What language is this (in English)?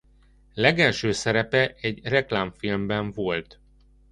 Hungarian